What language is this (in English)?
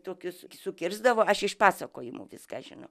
Lithuanian